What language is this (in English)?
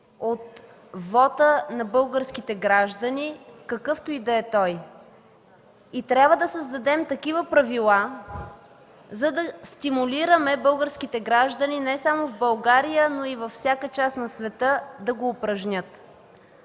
Bulgarian